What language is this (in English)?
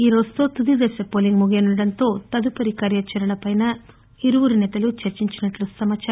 Telugu